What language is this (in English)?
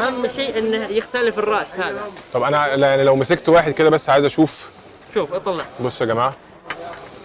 Arabic